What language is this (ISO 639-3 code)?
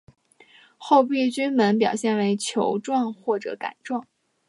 zho